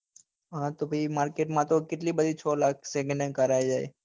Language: Gujarati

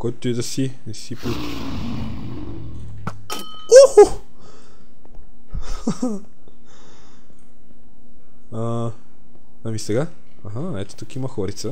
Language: Bulgarian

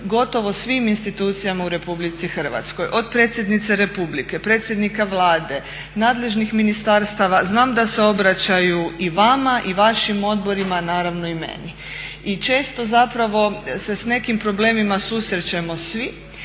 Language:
Croatian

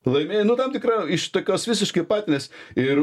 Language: Lithuanian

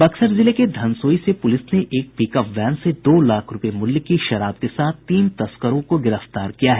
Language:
Hindi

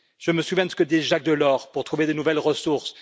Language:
French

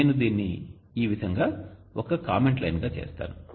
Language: Telugu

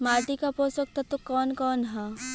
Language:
Bhojpuri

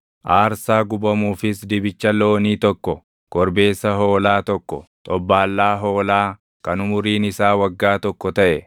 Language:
Oromo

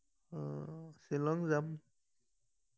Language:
Assamese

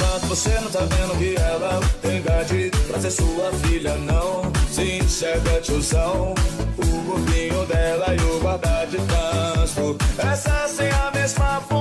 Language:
Romanian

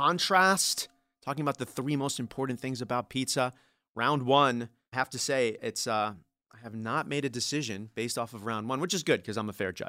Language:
English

